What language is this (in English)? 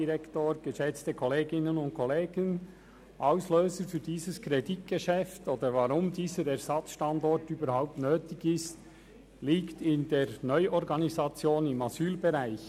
Swiss German